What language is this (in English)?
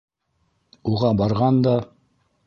Bashkir